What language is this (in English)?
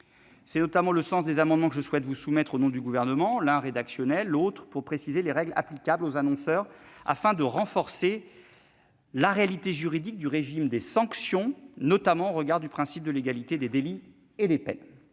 French